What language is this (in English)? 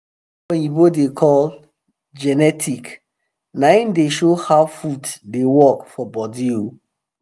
Nigerian Pidgin